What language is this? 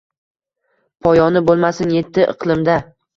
Uzbek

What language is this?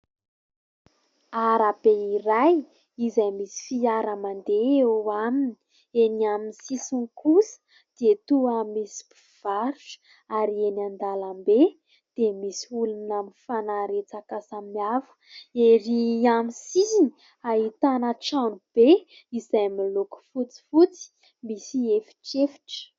Malagasy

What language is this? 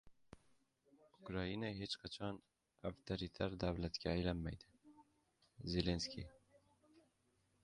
Uzbek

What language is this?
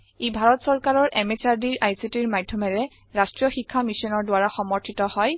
Assamese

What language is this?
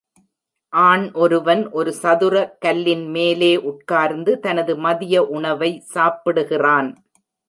Tamil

